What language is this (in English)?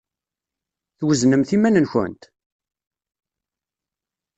Kabyle